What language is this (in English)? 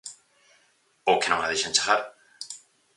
Galician